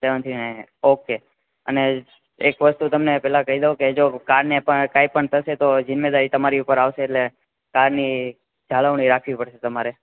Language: Gujarati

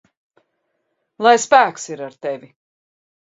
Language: Latvian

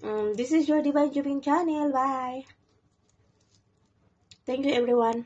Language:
Filipino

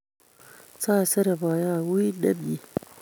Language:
Kalenjin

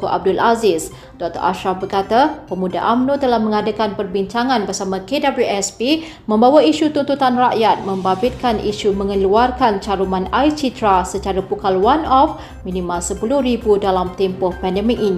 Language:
Malay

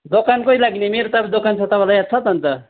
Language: Nepali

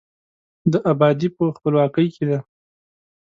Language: Pashto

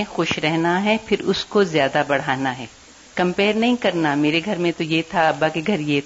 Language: Urdu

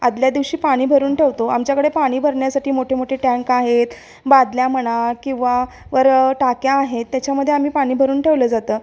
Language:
Marathi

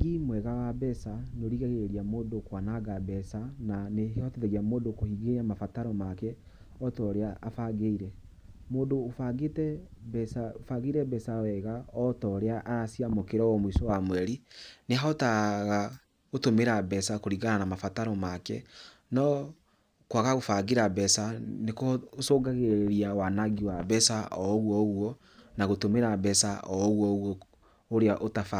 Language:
Kikuyu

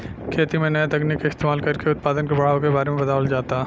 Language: Bhojpuri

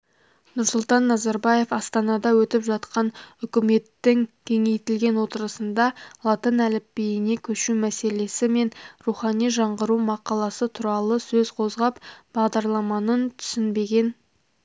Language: Kazakh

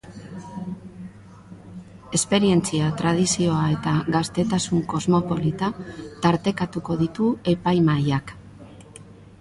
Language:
Basque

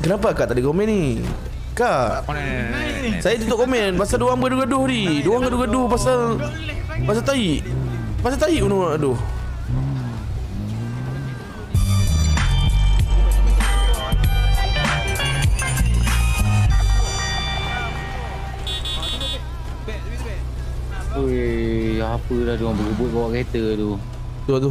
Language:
Malay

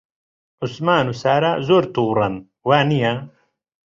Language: Central Kurdish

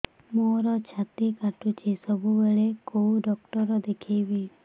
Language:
Odia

